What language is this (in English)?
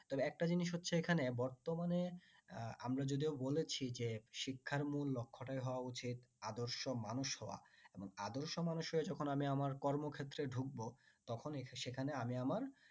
Bangla